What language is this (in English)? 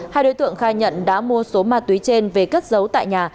Vietnamese